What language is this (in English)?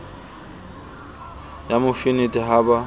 Southern Sotho